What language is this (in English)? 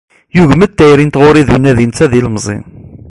Kabyle